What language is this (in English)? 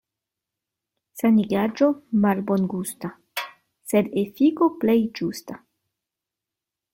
Esperanto